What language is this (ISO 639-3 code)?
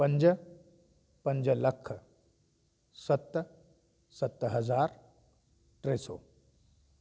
snd